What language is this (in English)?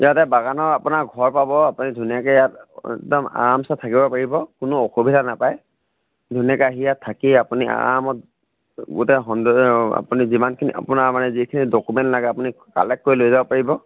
Assamese